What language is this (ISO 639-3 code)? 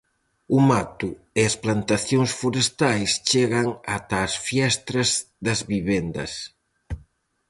glg